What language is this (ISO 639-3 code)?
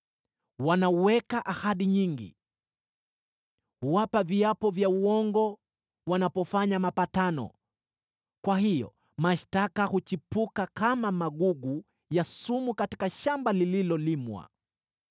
swa